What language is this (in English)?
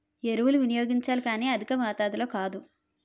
Telugu